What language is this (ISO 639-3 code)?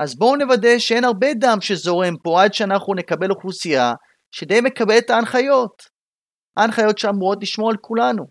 heb